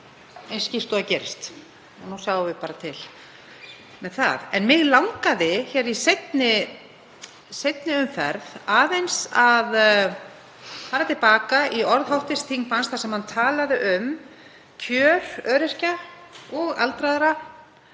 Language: Icelandic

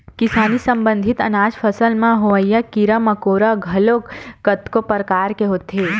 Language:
Chhattisgarhi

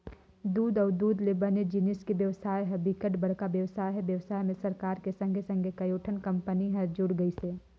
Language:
Chhattisgarhi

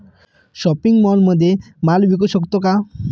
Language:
Marathi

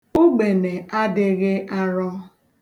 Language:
Igbo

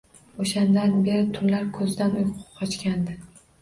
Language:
Uzbek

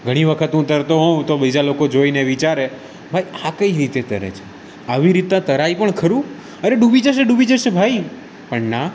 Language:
Gujarati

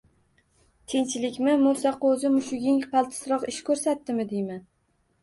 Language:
Uzbek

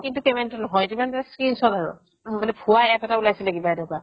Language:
Assamese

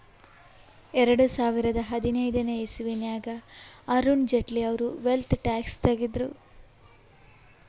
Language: Kannada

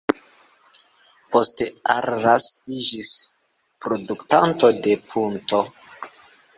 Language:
Esperanto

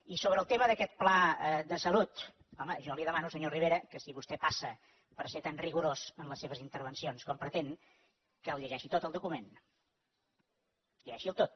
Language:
Catalan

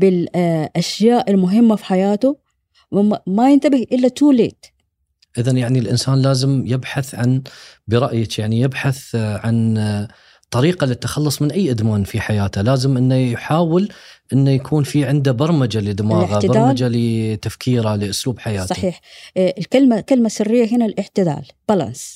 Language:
Arabic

